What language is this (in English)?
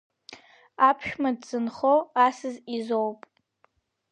Abkhazian